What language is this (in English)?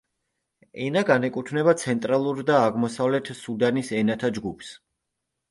Georgian